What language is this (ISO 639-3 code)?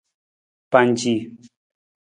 nmz